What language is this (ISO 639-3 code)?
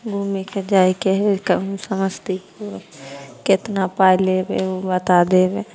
mai